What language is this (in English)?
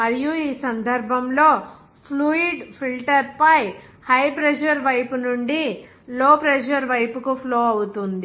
Telugu